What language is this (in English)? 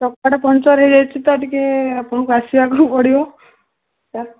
Odia